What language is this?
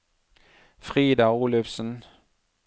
Norwegian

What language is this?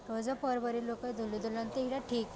Odia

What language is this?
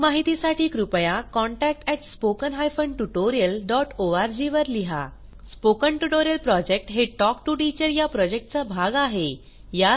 Marathi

